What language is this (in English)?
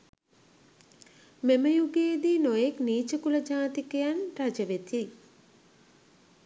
Sinhala